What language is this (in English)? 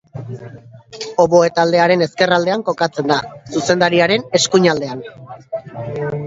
Basque